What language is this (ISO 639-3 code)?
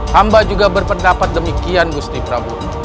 ind